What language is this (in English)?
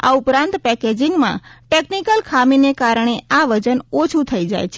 Gujarati